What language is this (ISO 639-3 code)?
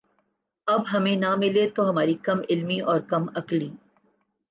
urd